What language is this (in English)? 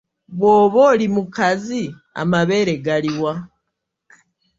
Ganda